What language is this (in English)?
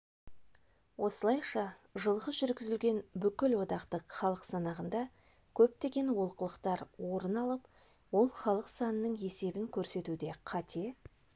Kazakh